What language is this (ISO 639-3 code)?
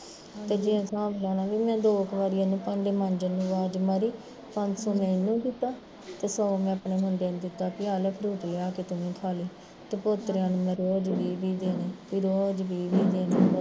pan